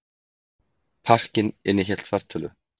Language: Icelandic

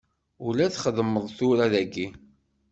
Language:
Kabyle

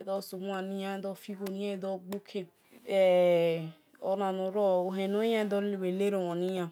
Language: Esan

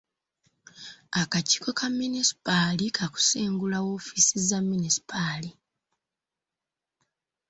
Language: Ganda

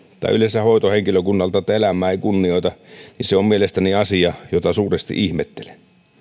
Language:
Finnish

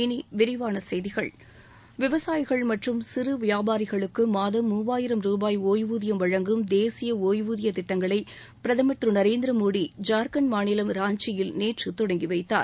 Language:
Tamil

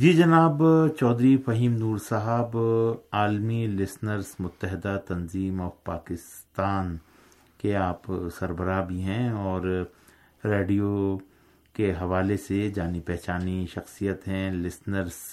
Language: Urdu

